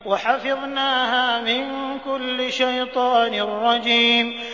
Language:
Arabic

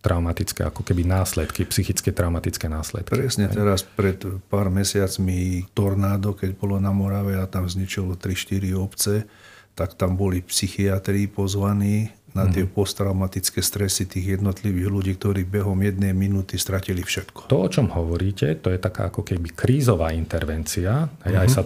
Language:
Slovak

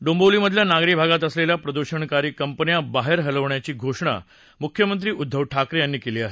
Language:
Marathi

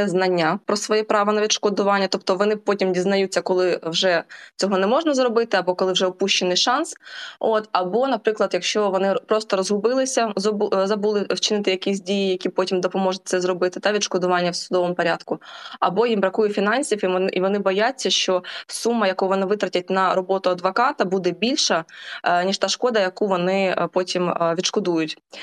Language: Ukrainian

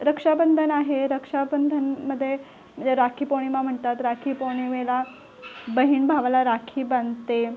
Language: Marathi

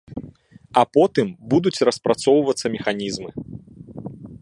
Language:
Belarusian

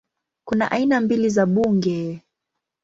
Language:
Swahili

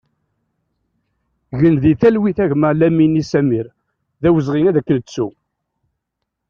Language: Kabyle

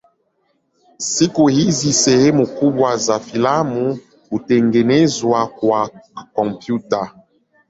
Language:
Swahili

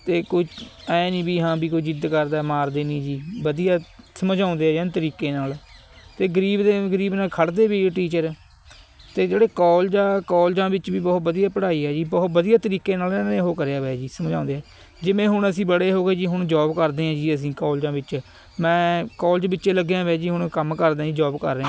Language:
Punjabi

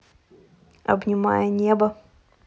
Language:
Russian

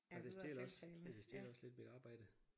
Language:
Danish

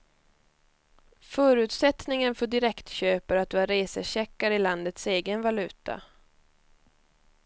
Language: Swedish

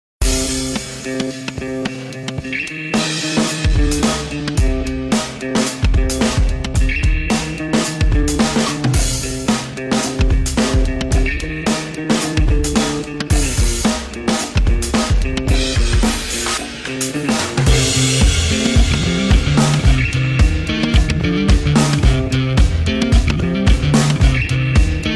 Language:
Hebrew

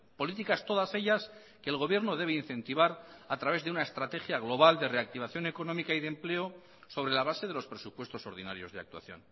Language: Spanish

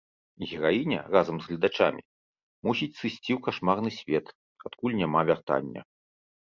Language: Belarusian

